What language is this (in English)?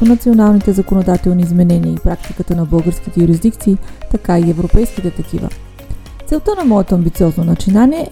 Bulgarian